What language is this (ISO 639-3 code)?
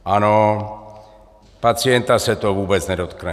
ces